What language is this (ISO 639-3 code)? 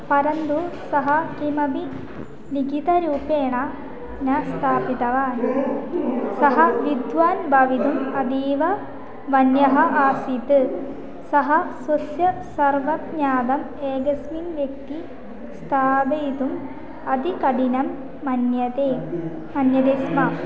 san